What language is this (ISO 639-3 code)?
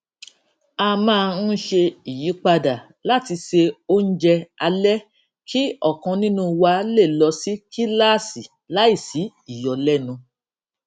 yor